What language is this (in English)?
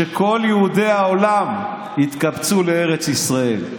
Hebrew